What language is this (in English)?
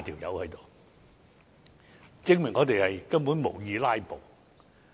Cantonese